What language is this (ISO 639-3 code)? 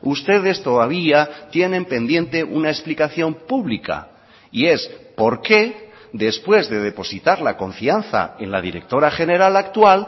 spa